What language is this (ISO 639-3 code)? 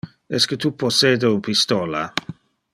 ina